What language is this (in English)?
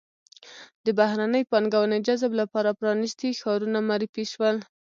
Pashto